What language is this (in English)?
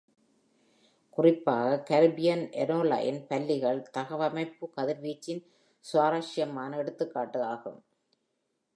Tamil